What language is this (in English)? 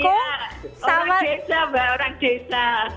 Indonesian